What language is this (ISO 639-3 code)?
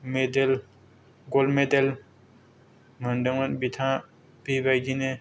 brx